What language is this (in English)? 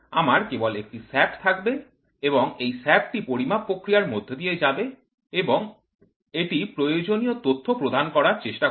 Bangla